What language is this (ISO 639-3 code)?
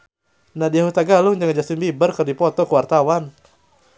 sun